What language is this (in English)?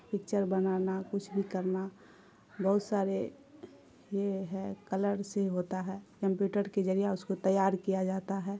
Urdu